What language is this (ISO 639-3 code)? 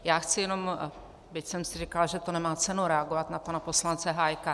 ces